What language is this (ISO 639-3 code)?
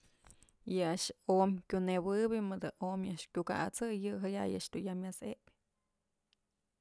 mzl